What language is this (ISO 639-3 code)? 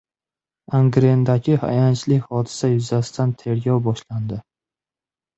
uzb